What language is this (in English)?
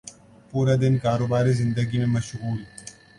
Urdu